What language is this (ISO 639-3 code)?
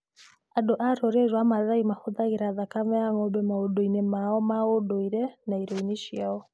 kik